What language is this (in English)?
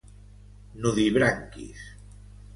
Catalan